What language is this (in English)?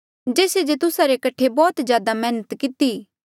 Mandeali